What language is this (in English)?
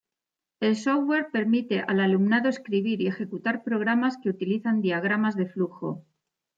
Spanish